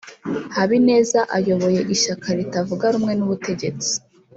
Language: Kinyarwanda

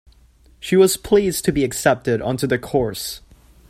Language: English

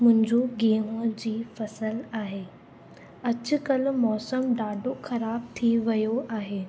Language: Sindhi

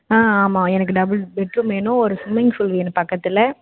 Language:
Tamil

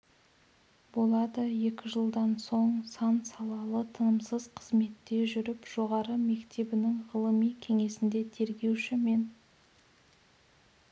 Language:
Kazakh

